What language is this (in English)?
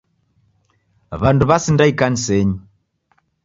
Taita